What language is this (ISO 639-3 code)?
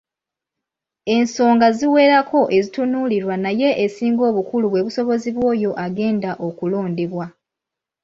lug